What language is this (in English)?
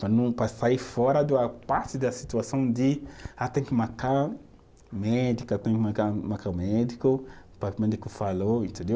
Portuguese